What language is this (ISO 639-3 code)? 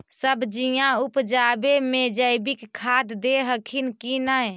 mag